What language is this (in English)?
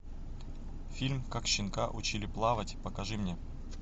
Russian